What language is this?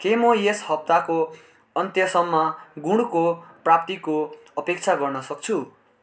Nepali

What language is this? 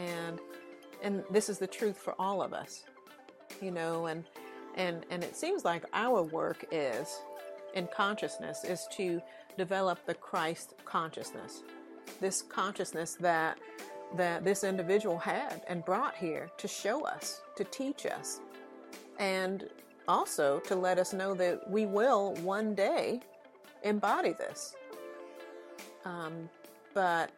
English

